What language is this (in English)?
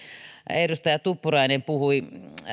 Finnish